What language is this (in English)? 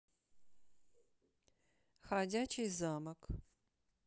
Russian